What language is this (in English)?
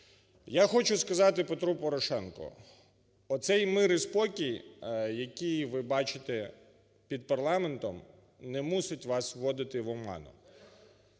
Ukrainian